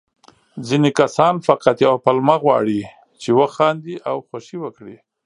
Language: Pashto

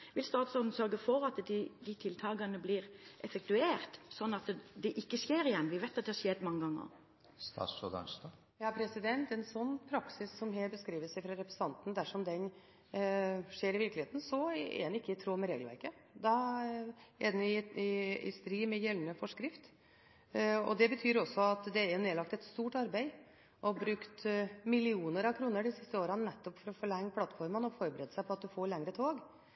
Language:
Norwegian Bokmål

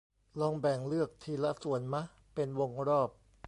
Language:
Thai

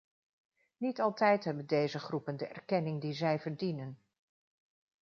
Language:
Dutch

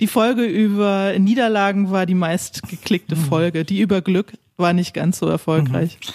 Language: German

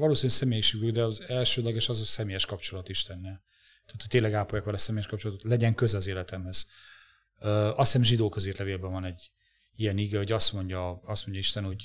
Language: Hungarian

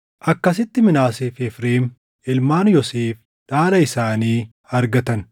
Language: Oromo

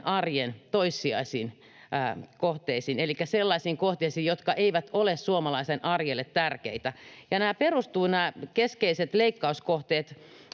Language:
Finnish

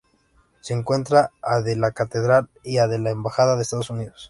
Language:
Spanish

